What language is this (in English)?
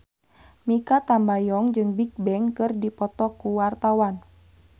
Sundanese